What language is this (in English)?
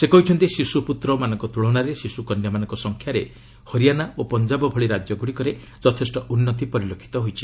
Odia